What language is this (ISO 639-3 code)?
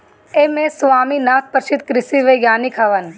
bho